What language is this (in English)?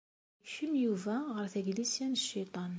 Kabyle